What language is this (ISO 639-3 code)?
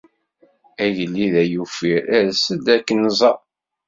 kab